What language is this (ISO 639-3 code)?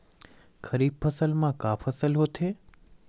hne